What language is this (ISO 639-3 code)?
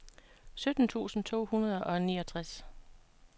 dan